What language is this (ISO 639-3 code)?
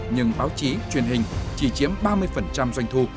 vie